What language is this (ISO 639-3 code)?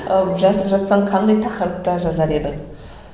kaz